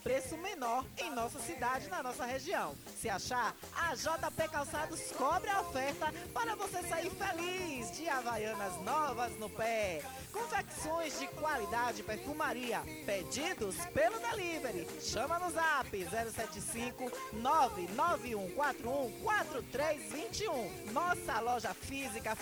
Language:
Portuguese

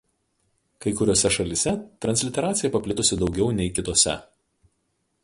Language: Lithuanian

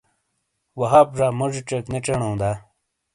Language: Shina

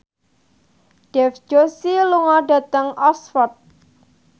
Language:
Javanese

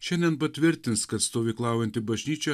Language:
Lithuanian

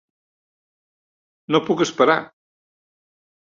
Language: Catalan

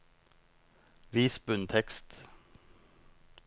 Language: Norwegian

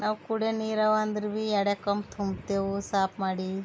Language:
Kannada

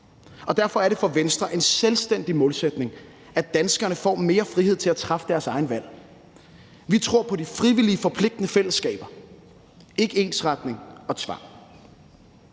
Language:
Danish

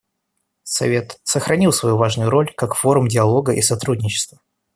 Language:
Russian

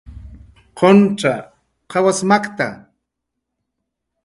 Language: Jaqaru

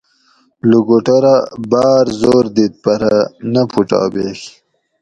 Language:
Gawri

